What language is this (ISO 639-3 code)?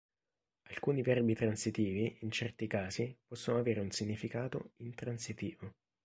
ita